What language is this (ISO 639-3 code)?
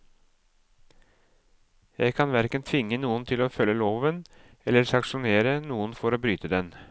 nor